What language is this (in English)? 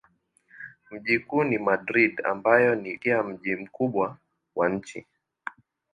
Swahili